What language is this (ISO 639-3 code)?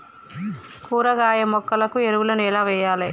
tel